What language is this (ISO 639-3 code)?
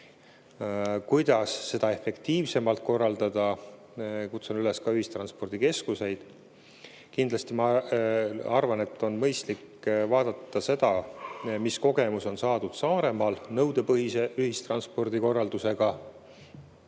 est